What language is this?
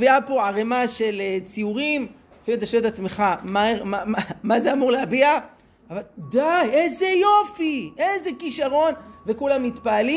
Hebrew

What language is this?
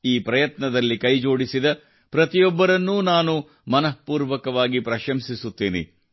Kannada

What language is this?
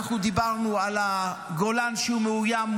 Hebrew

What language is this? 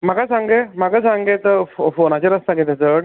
Konkani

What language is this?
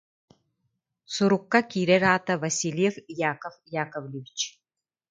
Yakut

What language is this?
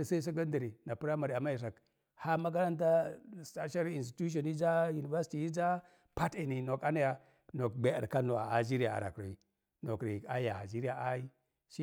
Mom Jango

